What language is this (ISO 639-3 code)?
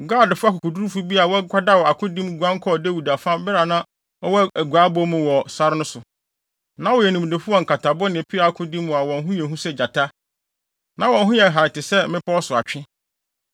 aka